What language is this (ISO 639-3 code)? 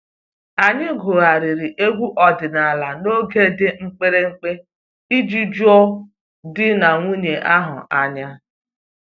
ibo